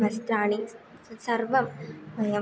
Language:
Sanskrit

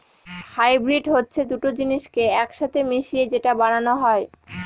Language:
Bangla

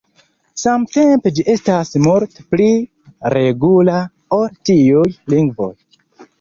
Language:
Esperanto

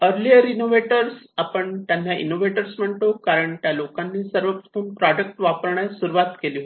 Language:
Marathi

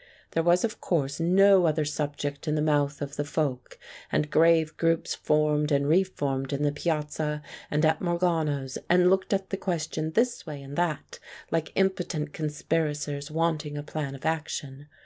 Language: English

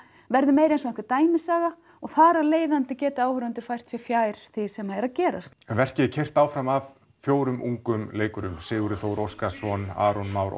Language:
Icelandic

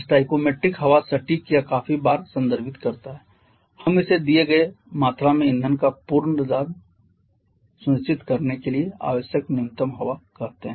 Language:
Hindi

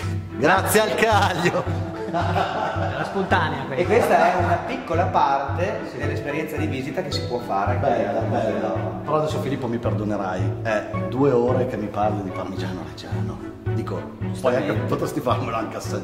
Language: Italian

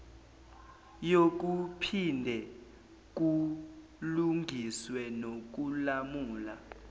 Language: Zulu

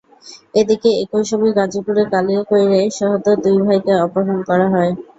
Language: Bangla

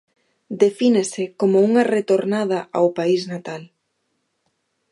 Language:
Galician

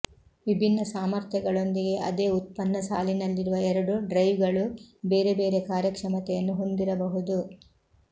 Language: Kannada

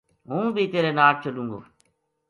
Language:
Gujari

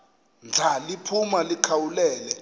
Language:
Xhosa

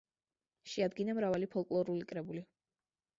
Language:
Georgian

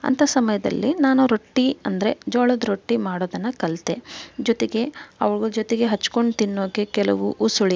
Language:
Kannada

